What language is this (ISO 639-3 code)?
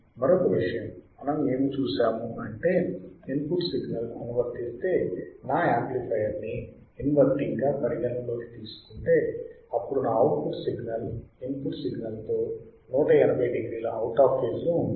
tel